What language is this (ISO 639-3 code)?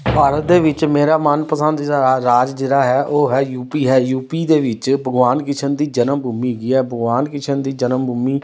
pan